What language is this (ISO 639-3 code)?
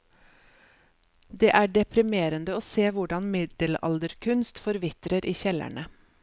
nor